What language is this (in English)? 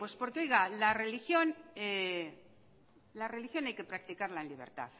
Spanish